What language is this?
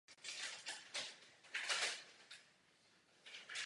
Czech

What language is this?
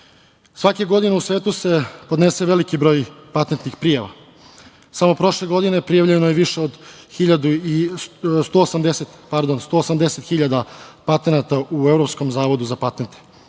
Serbian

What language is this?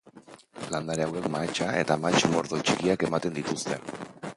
Basque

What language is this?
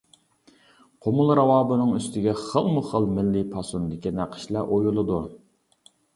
Uyghur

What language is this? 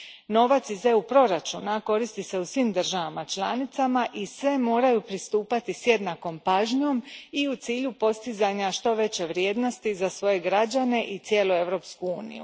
Croatian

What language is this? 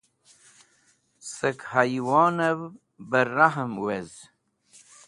Wakhi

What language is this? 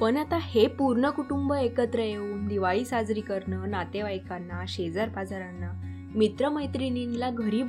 Marathi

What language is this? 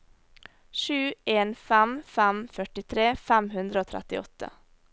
Norwegian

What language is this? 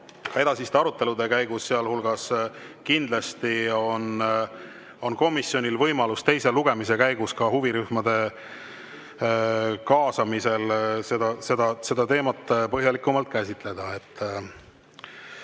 Estonian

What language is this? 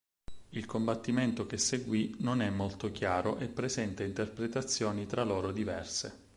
Italian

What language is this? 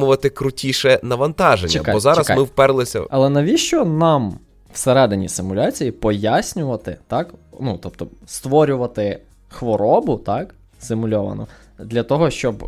Ukrainian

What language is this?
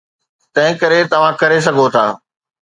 Sindhi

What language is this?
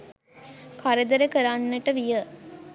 Sinhala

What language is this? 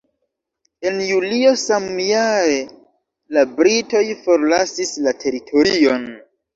Esperanto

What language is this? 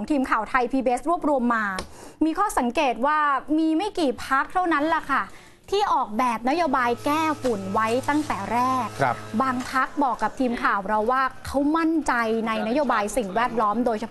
Thai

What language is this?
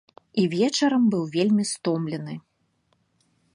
Belarusian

